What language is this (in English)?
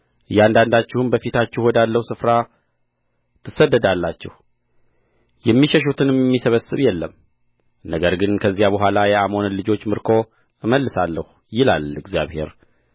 Amharic